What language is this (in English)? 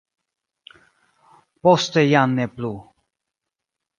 Esperanto